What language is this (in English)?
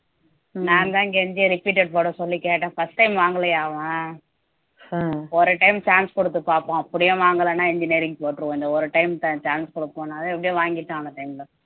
Tamil